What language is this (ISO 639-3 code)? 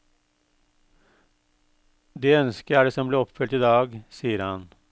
nor